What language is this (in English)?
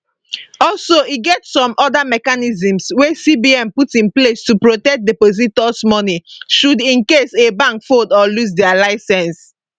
Nigerian Pidgin